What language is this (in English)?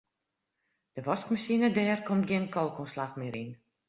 Western Frisian